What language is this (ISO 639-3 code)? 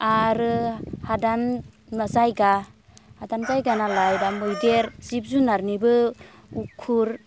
brx